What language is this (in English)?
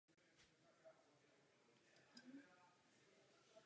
Czech